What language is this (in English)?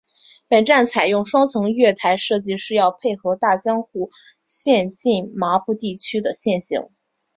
Chinese